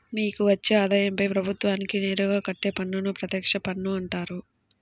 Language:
Telugu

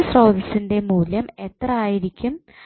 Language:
Malayalam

